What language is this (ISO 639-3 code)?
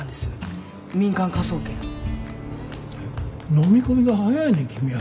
jpn